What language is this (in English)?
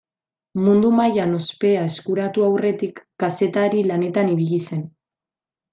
Basque